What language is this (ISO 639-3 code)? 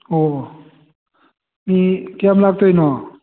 mni